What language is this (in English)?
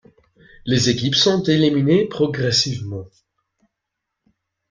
French